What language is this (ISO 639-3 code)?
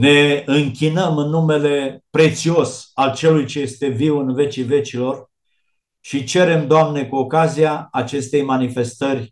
ron